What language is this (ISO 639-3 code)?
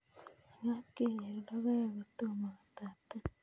kln